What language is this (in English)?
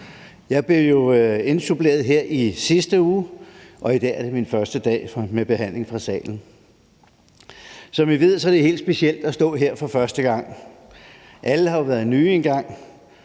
Danish